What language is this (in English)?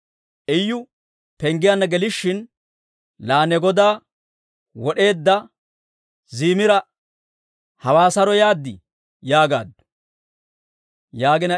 Dawro